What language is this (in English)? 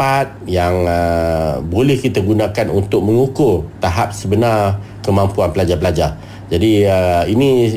Malay